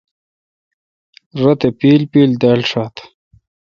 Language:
Kalkoti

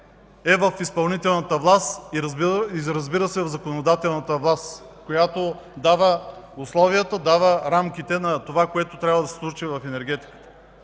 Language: Bulgarian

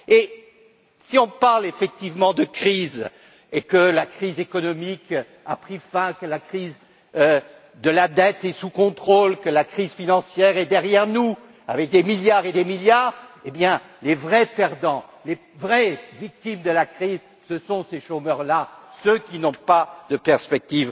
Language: French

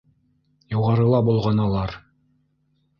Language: Bashkir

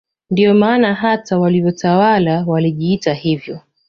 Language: Swahili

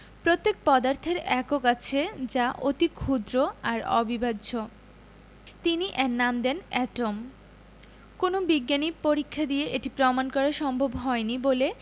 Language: Bangla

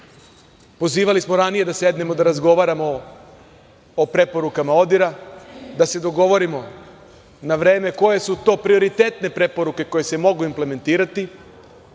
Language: Serbian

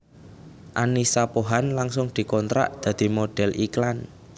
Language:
Javanese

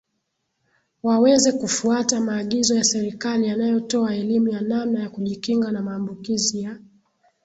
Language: Swahili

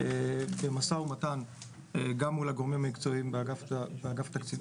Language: Hebrew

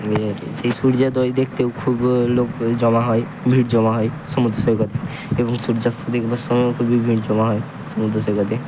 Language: Bangla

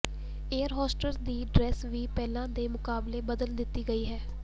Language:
Punjabi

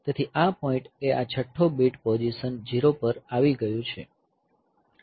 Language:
Gujarati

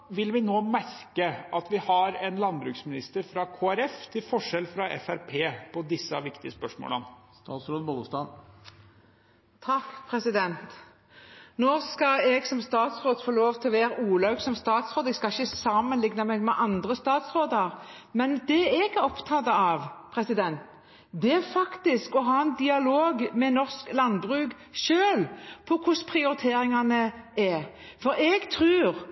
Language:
Norwegian Bokmål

